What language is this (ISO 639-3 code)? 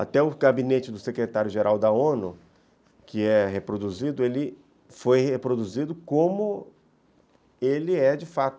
por